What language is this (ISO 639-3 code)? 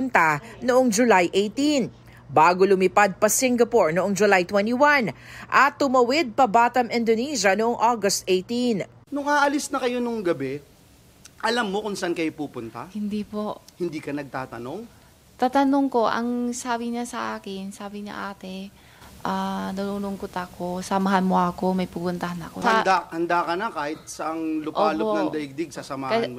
fil